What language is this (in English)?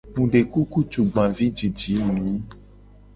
Gen